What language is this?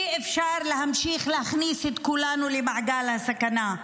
Hebrew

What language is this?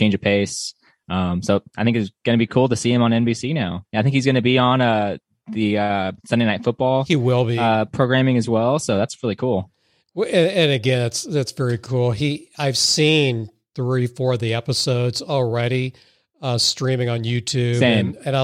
English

